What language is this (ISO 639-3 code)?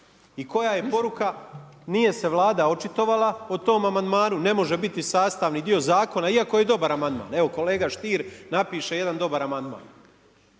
hrv